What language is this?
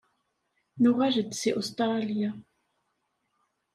Kabyle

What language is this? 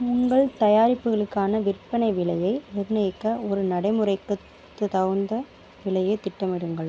Tamil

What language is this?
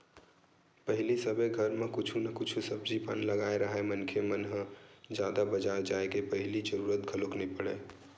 Chhattisgarhi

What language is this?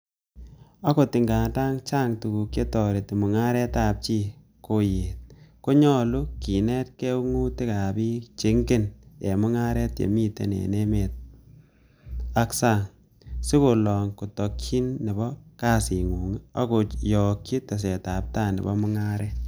Kalenjin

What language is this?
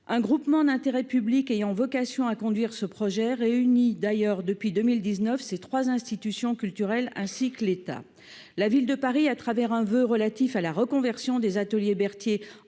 French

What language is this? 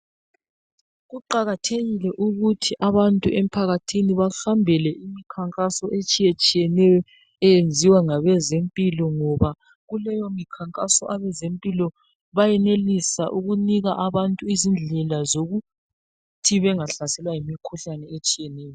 North Ndebele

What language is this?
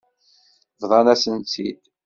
Kabyle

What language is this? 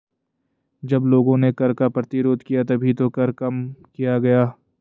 Hindi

